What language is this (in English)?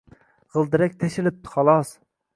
Uzbek